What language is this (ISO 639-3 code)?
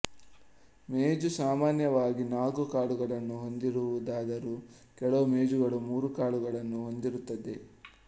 kan